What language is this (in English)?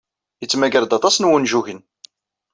Kabyle